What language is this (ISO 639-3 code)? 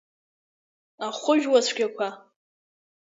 abk